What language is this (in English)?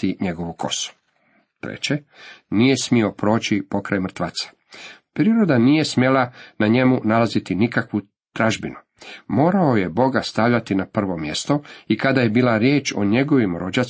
Croatian